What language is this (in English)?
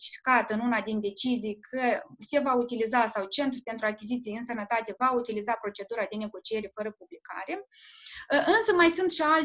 Romanian